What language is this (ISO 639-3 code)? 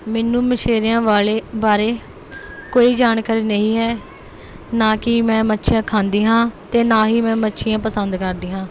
pan